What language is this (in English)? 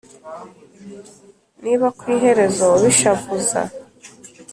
Kinyarwanda